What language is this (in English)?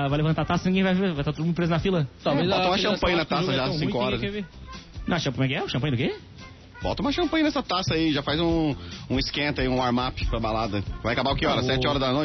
Portuguese